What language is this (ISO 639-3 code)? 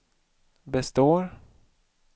swe